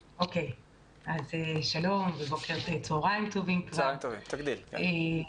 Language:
Hebrew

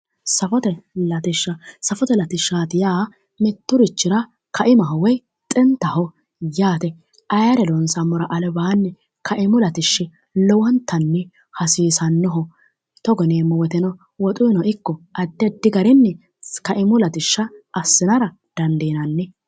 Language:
Sidamo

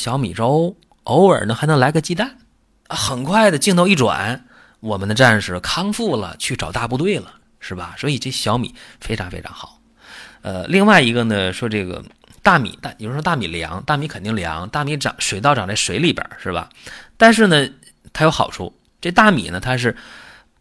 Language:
Chinese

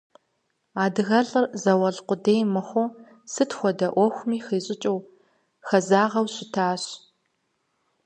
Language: Kabardian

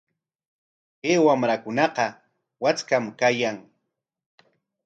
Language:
Corongo Ancash Quechua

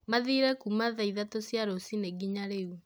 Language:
Kikuyu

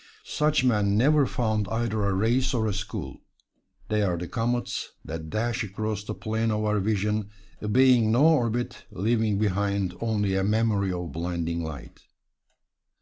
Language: English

